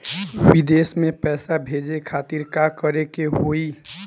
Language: Bhojpuri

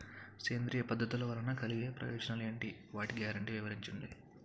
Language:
Telugu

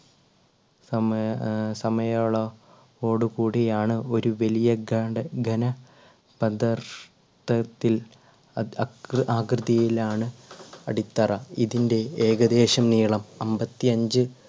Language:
Malayalam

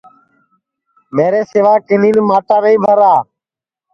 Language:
Sansi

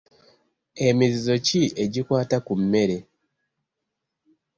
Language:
Ganda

